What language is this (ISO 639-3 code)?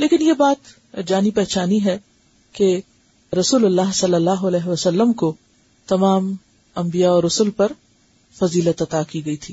urd